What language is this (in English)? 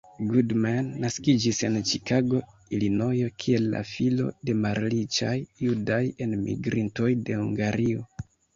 Esperanto